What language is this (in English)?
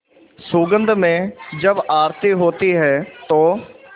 Hindi